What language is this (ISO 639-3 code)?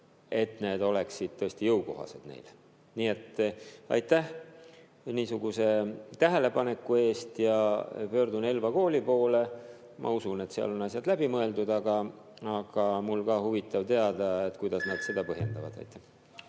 est